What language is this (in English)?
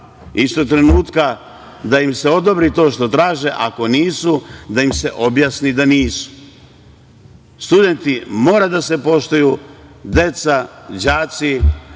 Serbian